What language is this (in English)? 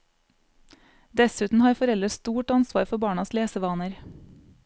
Norwegian